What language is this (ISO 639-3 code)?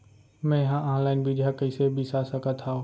hne